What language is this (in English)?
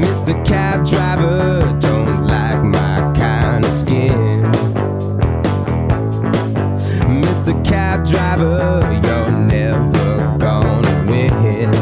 Italian